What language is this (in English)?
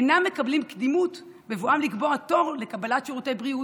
Hebrew